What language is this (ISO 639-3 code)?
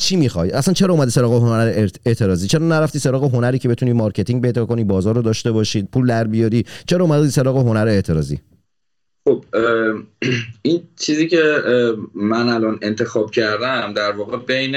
fas